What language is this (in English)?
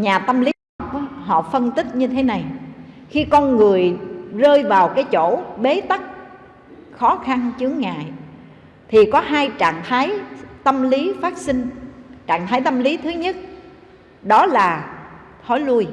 Vietnamese